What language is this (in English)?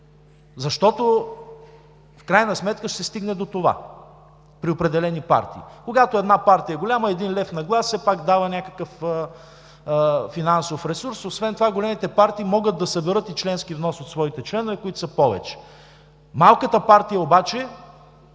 Bulgarian